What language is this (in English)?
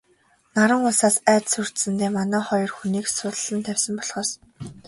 Mongolian